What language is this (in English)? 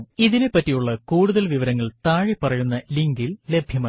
Malayalam